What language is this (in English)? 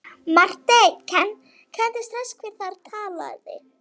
Icelandic